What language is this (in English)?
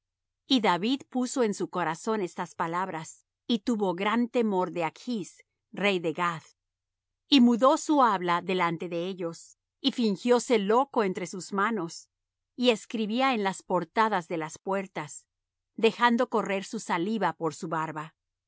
Spanish